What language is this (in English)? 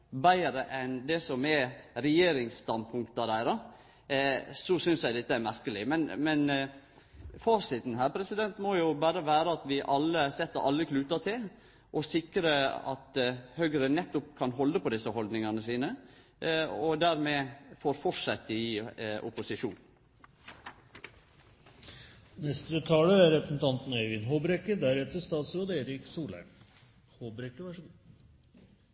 Norwegian